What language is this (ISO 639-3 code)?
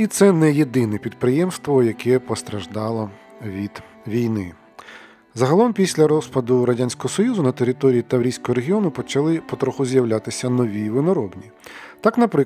ukr